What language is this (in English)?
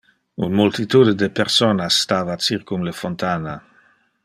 Interlingua